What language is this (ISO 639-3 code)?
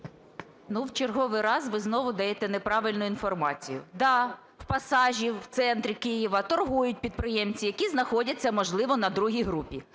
ukr